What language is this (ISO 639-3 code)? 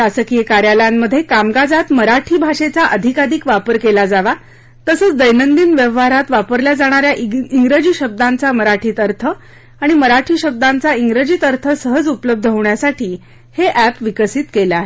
mar